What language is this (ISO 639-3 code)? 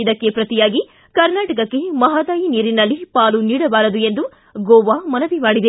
kan